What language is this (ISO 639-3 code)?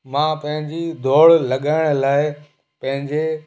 snd